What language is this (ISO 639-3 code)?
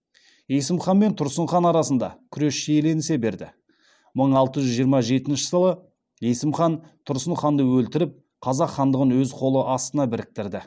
kaz